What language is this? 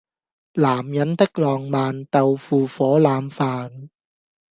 Cantonese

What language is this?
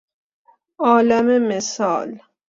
Persian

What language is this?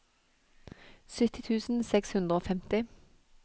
Norwegian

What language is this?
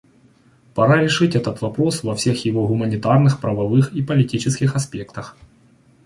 Russian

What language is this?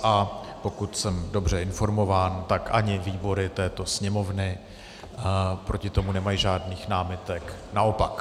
Czech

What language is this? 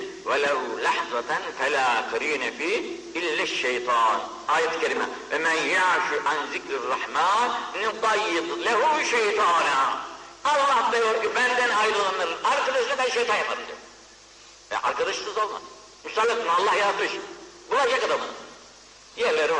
Turkish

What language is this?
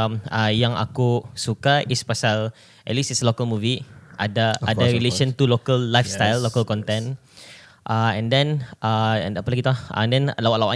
Malay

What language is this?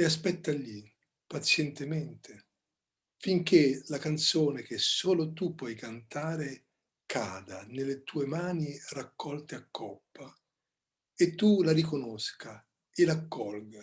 Italian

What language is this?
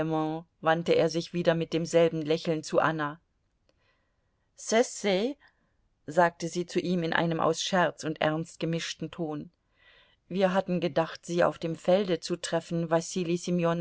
German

